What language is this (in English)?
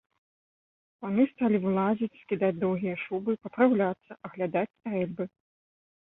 Belarusian